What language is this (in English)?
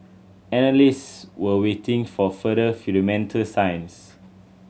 English